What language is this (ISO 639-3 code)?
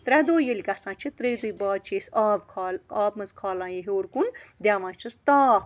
kas